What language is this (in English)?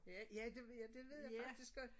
Danish